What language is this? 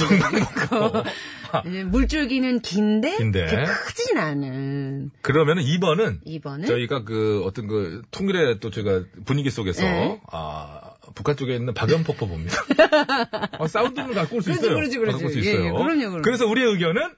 Korean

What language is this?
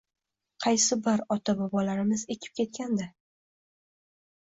Uzbek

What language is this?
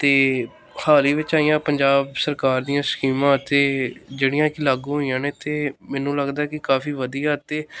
Punjabi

